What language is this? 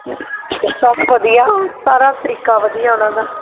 Punjabi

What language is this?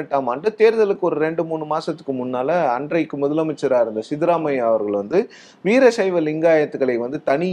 Tamil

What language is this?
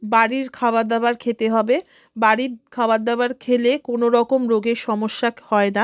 Bangla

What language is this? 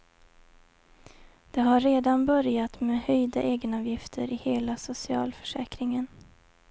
Swedish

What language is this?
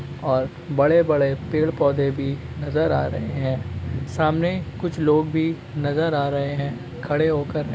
Magahi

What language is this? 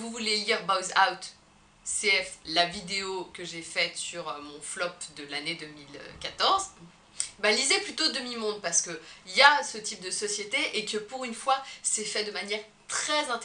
French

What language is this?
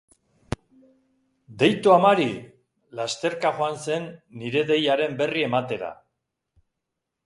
Basque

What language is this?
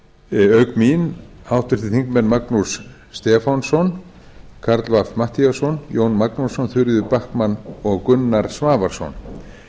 Icelandic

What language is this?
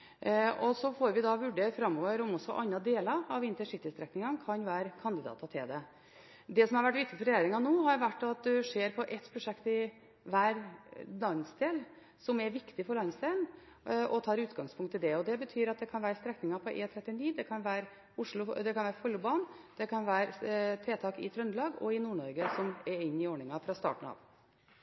Norwegian Bokmål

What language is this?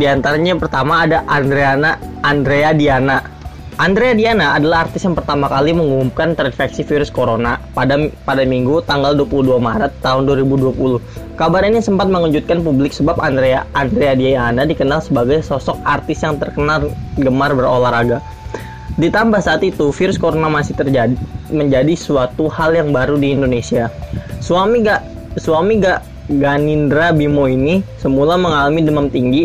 Indonesian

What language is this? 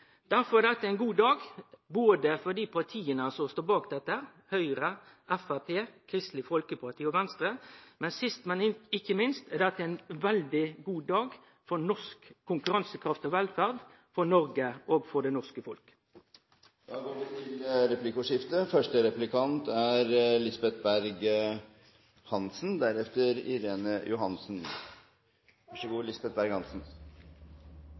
Norwegian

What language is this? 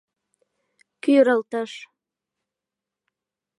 Mari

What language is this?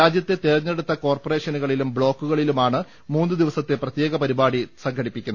Malayalam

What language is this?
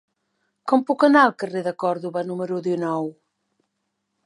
Catalan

